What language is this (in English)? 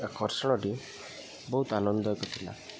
Odia